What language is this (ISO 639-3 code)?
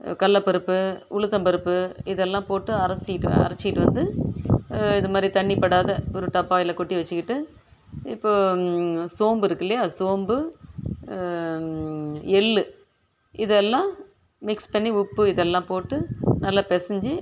tam